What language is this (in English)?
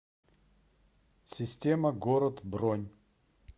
Russian